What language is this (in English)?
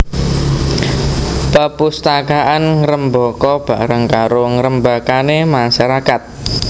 Javanese